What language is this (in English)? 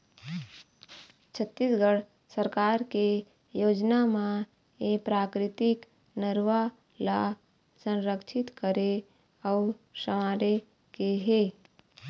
Chhattisgarhi